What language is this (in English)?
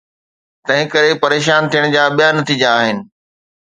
Sindhi